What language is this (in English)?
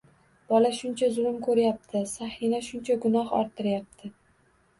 Uzbek